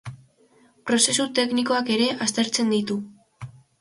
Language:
Basque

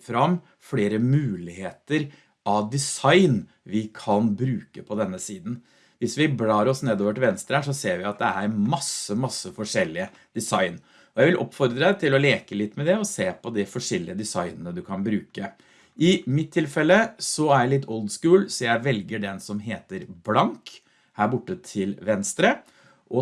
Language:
Norwegian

